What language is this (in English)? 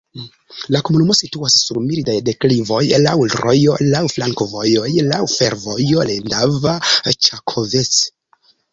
Esperanto